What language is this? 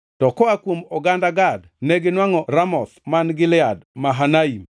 Luo (Kenya and Tanzania)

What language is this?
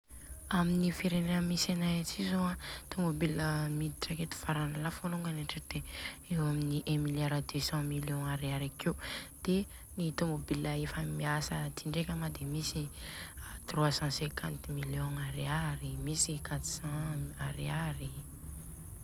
Southern Betsimisaraka Malagasy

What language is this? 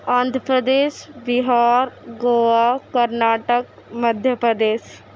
Urdu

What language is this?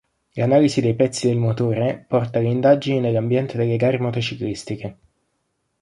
Italian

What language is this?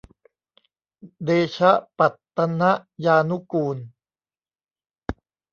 Thai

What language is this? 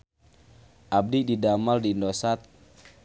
Sundanese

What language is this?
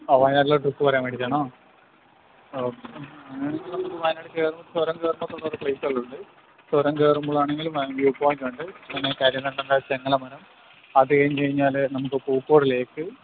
Malayalam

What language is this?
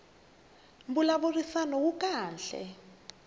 Tsonga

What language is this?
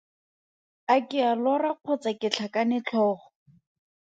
Tswana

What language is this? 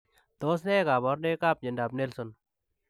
Kalenjin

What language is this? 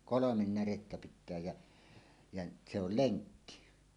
Finnish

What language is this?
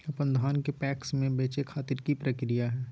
Magahi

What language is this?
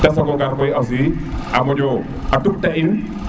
Serer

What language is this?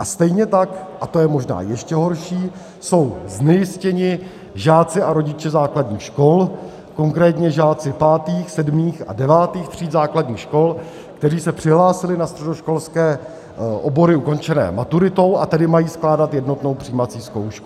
Czech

